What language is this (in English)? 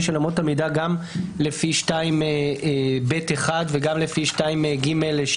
Hebrew